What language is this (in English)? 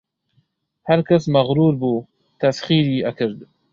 Central Kurdish